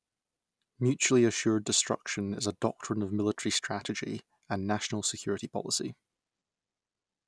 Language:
English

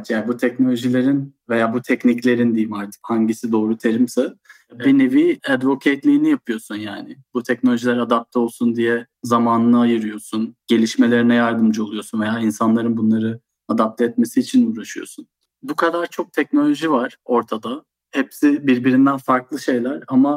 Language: Turkish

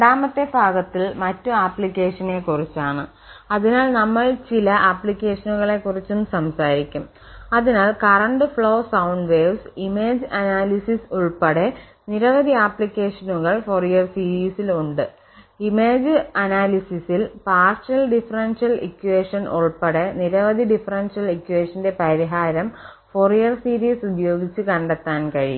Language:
Malayalam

